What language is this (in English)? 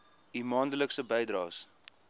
Afrikaans